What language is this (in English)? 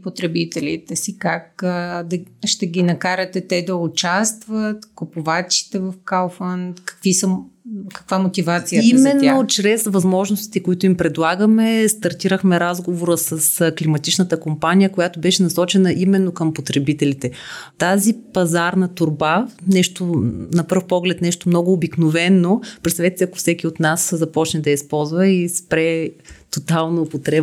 Bulgarian